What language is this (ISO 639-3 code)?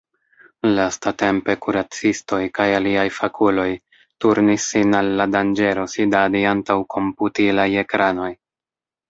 epo